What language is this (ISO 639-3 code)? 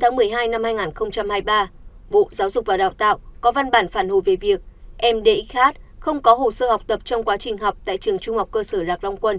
vie